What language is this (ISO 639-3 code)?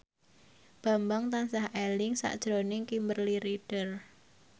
jav